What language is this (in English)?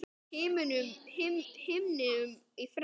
Icelandic